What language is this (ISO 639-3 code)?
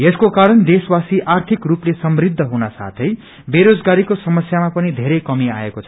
nep